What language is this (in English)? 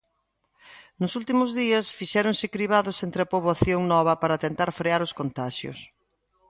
Galician